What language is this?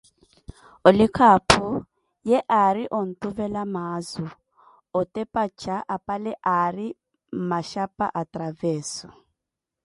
Koti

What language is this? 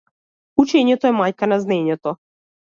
Macedonian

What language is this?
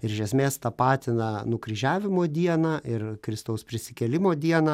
Lithuanian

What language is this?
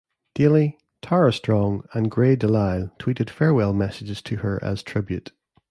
English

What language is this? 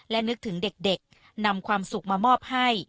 Thai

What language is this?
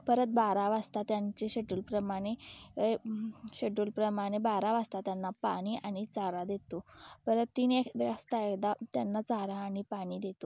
Marathi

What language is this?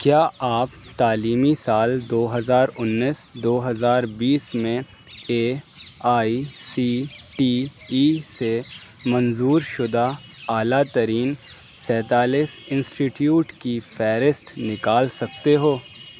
Urdu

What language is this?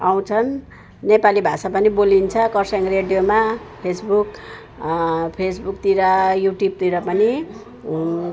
Nepali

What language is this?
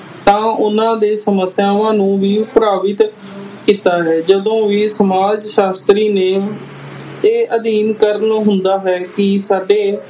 Punjabi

